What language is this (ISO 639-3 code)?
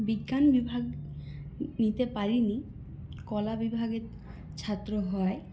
ben